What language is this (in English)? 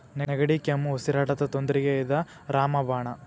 Kannada